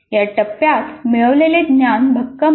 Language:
Marathi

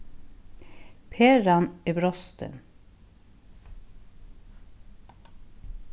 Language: Faroese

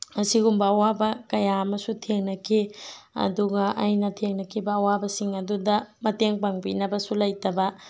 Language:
Manipuri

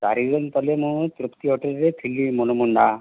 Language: Odia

